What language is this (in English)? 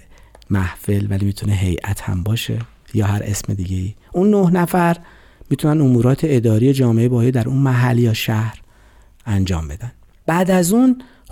Persian